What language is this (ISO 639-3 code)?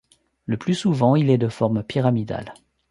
fra